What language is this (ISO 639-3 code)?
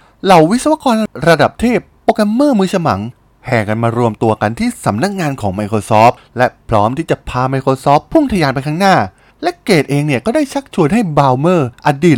tha